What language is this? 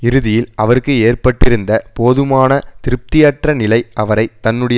Tamil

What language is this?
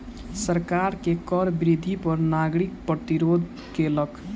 Maithili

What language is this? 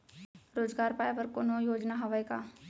Chhattisgarhi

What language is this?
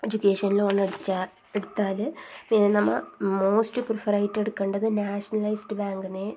Malayalam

